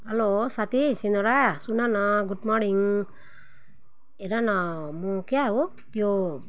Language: Nepali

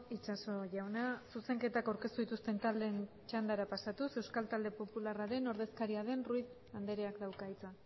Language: Basque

